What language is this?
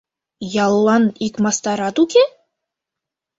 Mari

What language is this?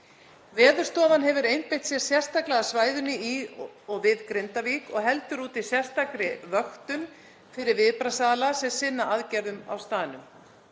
Icelandic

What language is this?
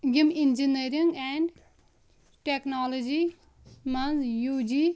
Kashmiri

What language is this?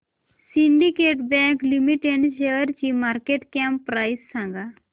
Marathi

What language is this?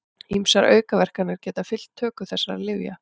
Icelandic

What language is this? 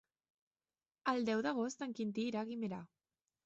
Catalan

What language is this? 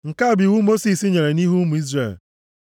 Igbo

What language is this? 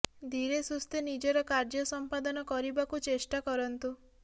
Odia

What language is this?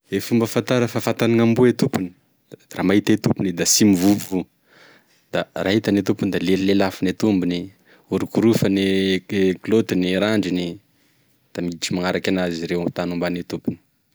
Tesaka Malagasy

